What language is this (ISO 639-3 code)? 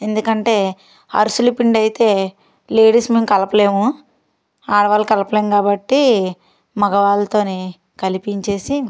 tel